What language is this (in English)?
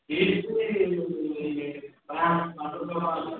Odia